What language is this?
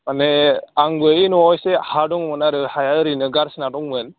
Bodo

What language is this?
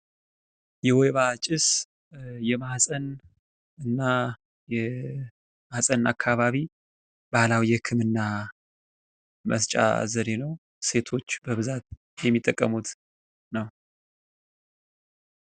Amharic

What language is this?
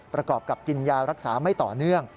Thai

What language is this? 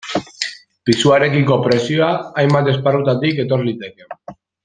Basque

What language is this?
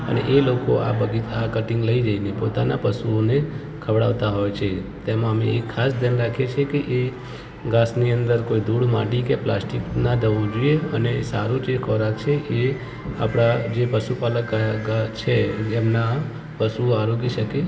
Gujarati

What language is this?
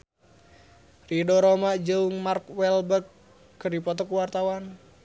Sundanese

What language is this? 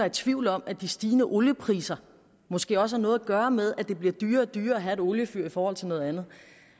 Danish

